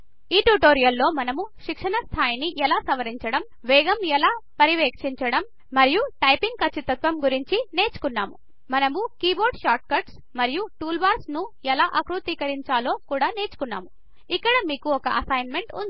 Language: Telugu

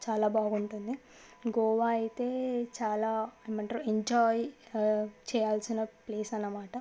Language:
Telugu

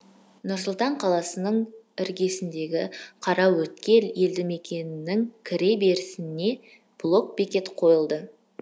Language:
Kazakh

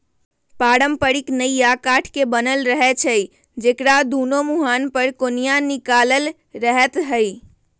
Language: Magahi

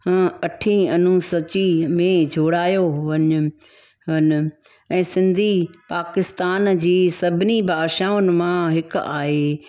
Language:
Sindhi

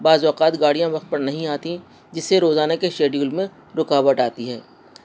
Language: Urdu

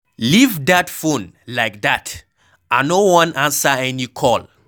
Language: Nigerian Pidgin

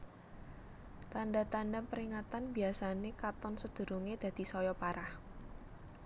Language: Javanese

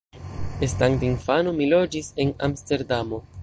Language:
Esperanto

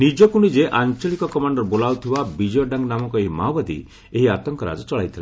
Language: Odia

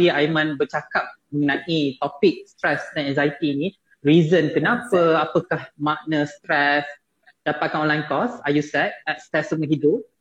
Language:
Malay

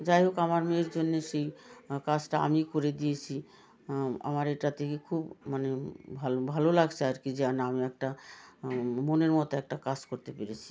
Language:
Bangla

